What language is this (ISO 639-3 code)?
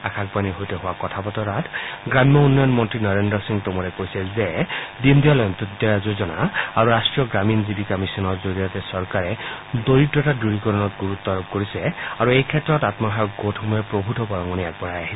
asm